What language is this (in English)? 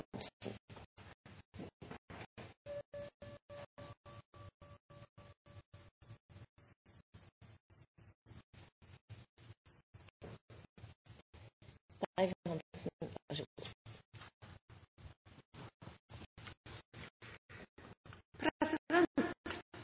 Norwegian Nynorsk